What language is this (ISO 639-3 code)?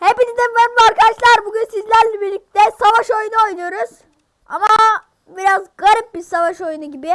tur